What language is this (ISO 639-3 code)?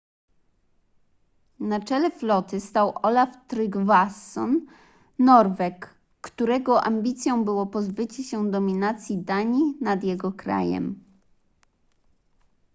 pol